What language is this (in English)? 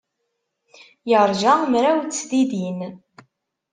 Kabyle